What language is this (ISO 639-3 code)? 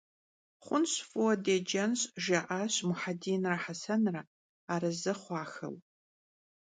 kbd